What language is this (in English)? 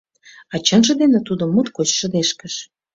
Mari